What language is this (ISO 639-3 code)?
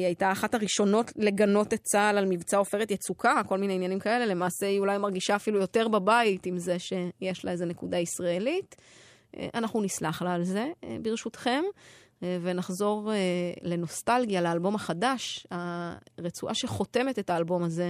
heb